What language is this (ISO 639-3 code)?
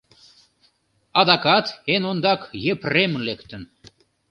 chm